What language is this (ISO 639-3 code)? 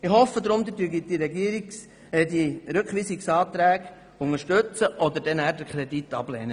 gsw